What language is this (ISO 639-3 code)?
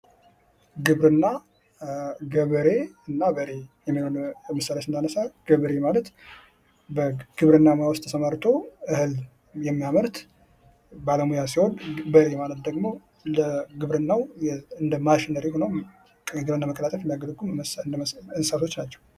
amh